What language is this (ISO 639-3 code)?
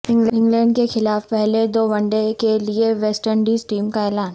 urd